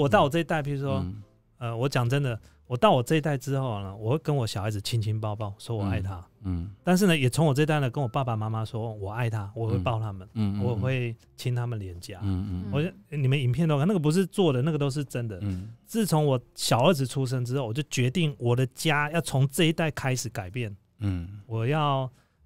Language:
Chinese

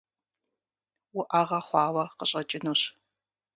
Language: Kabardian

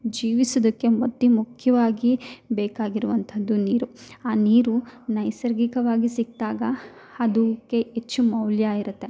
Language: Kannada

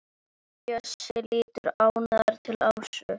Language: Icelandic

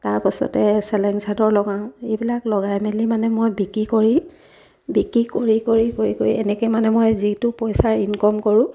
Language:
Assamese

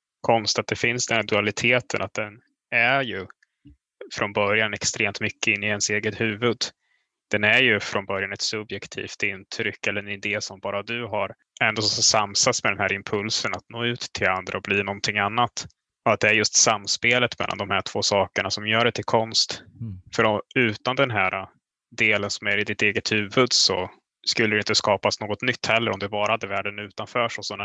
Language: Swedish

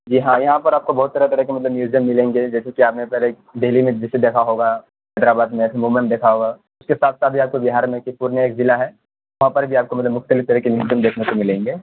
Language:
Urdu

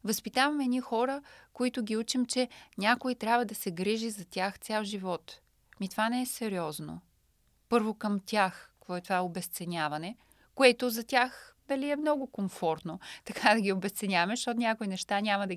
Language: Bulgarian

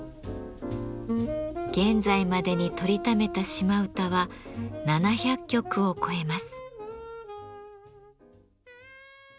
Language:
Japanese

